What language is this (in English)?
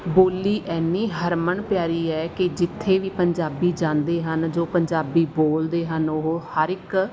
Punjabi